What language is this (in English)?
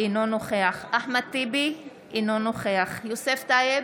Hebrew